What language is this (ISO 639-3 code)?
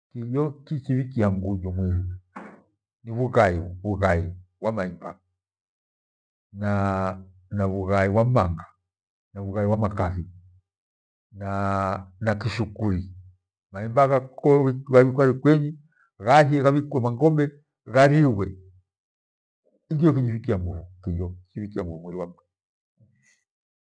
gwe